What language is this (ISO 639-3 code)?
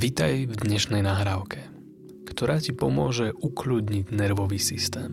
slk